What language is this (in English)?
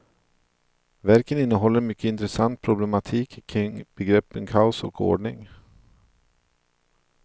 Swedish